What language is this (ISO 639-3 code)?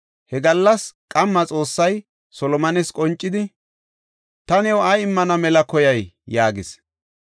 gof